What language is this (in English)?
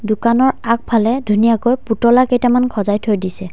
Assamese